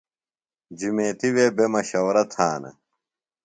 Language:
Phalura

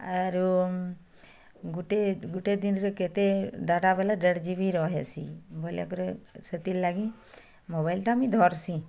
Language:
Odia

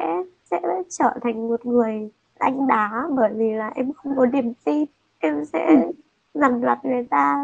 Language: Vietnamese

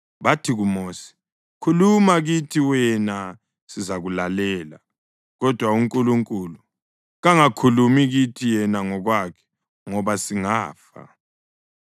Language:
North Ndebele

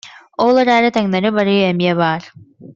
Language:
Yakut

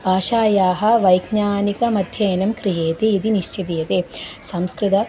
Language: Sanskrit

